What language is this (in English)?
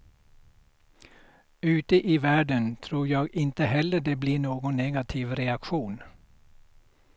Swedish